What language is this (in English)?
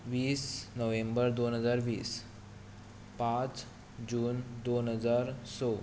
Konkani